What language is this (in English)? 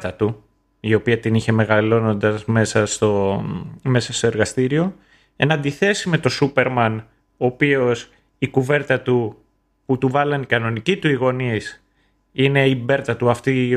Greek